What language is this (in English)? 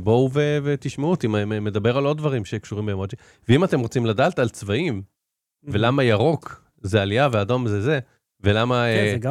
Hebrew